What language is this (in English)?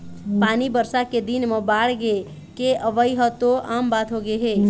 Chhattisgarhi